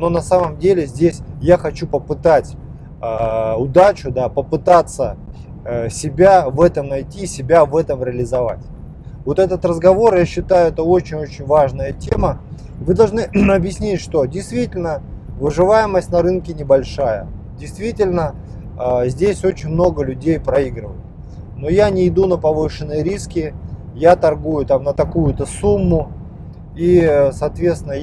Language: Russian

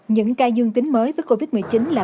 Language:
Vietnamese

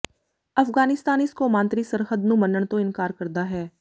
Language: Punjabi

